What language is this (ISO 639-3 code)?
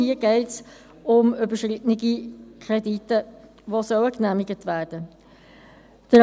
gsw